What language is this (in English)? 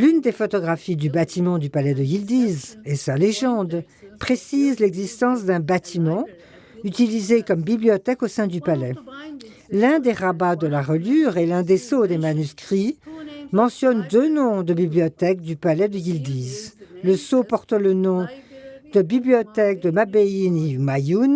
French